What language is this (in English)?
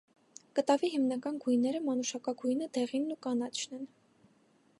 Armenian